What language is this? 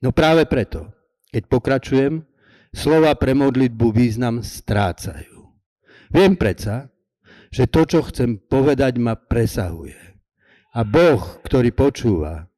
Slovak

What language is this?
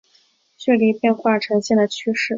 Chinese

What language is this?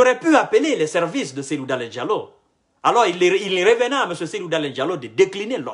French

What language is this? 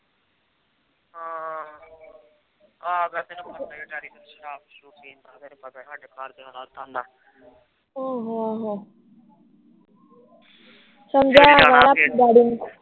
Punjabi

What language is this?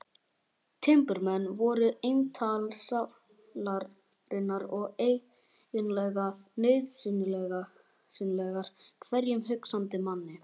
Icelandic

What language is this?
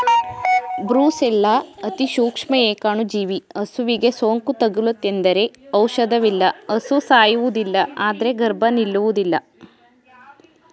Kannada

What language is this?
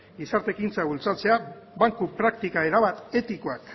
Basque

